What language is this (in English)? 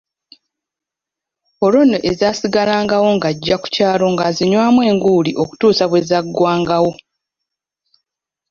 Ganda